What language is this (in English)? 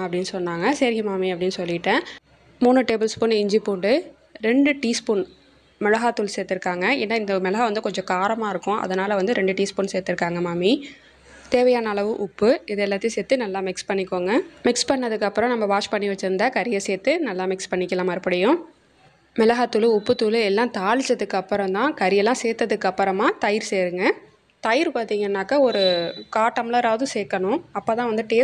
Arabic